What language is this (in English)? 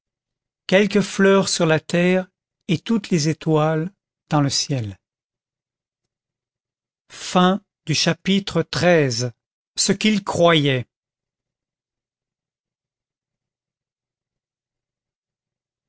French